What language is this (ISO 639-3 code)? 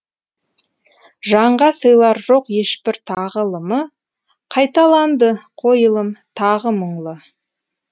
kaz